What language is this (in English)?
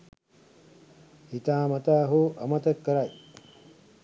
Sinhala